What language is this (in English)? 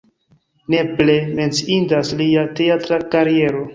Esperanto